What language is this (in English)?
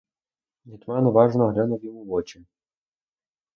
Ukrainian